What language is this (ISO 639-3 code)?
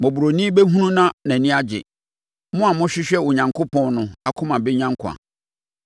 aka